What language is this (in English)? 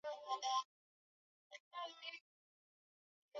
Swahili